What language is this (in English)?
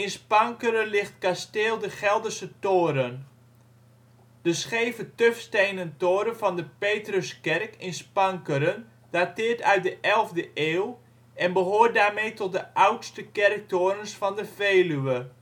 Dutch